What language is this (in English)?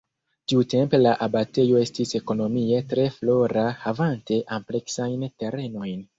Esperanto